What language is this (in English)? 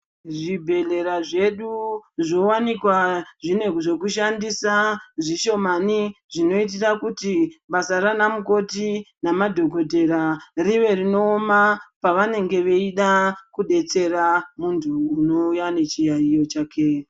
Ndau